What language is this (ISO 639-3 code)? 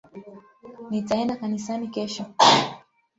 swa